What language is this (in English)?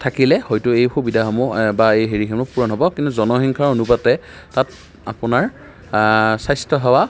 Assamese